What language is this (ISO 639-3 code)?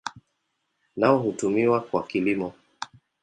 swa